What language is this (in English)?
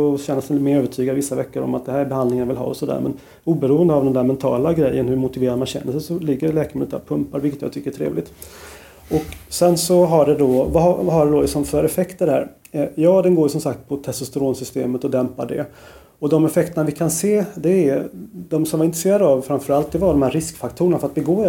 Swedish